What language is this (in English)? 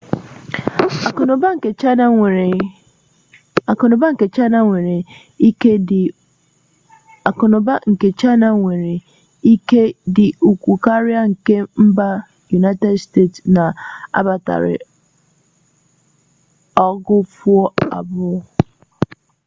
Igbo